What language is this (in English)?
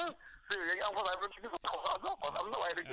Wolof